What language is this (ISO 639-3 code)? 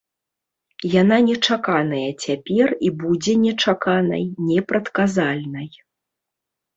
bel